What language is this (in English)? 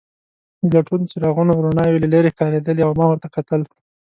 Pashto